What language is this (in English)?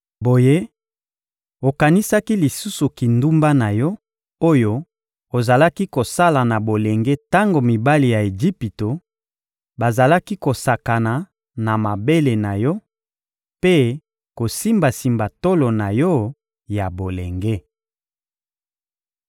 Lingala